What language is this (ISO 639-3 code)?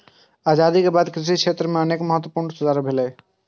mai